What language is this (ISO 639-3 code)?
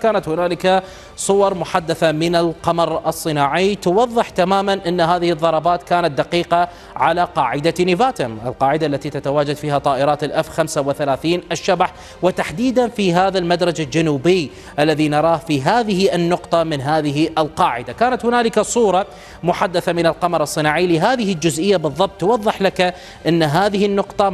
ara